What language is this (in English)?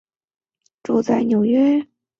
Chinese